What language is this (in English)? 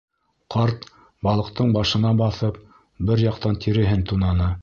Bashkir